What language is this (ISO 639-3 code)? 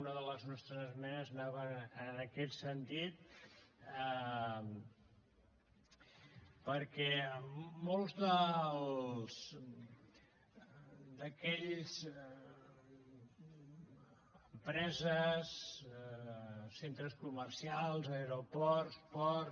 cat